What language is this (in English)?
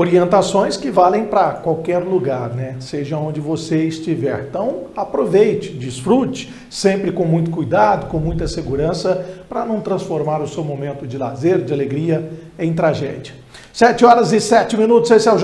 Portuguese